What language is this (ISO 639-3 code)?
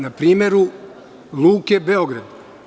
srp